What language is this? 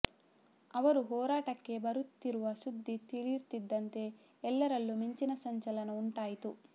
Kannada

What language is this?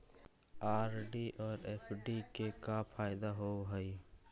Magahi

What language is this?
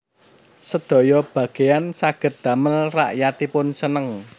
Javanese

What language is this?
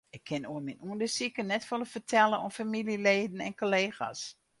Western Frisian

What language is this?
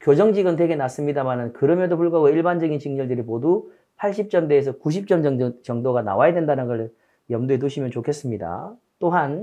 Korean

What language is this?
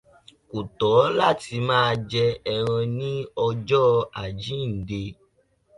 Yoruba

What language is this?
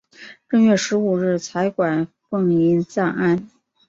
Chinese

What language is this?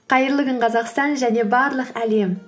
Kazakh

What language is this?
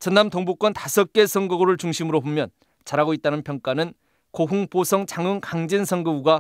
Korean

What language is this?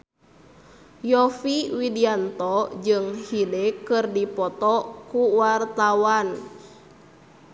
Sundanese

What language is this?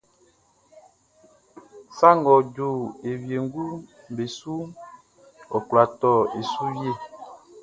Baoulé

